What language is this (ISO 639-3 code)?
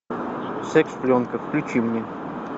rus